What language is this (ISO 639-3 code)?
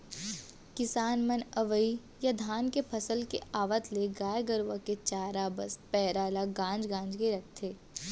hne